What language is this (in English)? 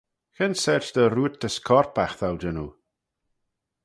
Manx